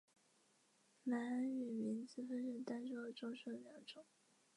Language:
Chinese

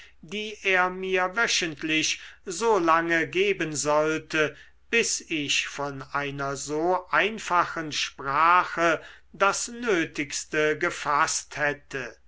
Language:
German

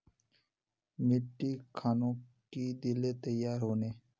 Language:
Magahi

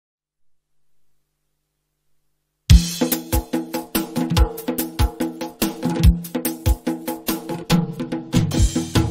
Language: Romanian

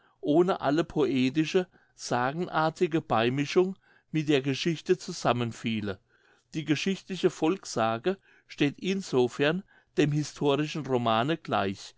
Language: German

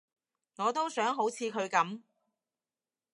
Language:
Cantonese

